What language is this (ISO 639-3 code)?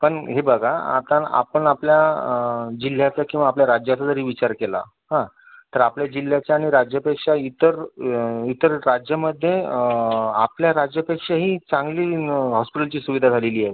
mar